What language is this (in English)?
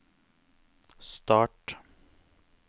Norwegian